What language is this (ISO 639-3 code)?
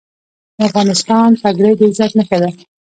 pus